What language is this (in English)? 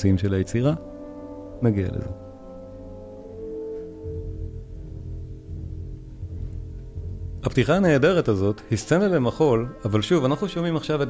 Hebrew